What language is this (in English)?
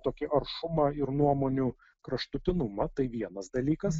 Lithuanian